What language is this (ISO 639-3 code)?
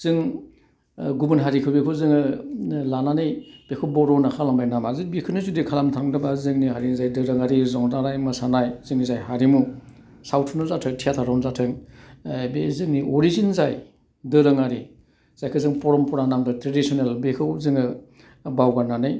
brx